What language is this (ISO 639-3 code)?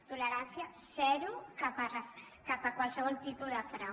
cat